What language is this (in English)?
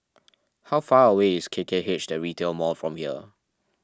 English